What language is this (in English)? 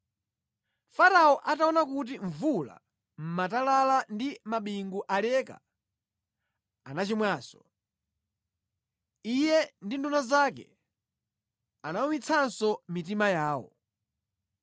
Nyanja